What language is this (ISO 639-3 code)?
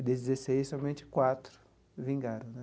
por